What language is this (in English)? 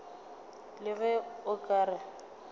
Northern Sotho